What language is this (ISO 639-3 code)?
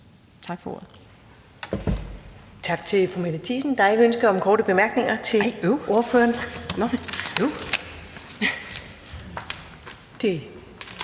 dan